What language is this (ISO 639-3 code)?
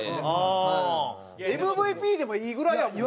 jpn